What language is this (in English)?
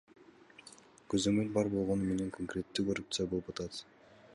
Kyrgyz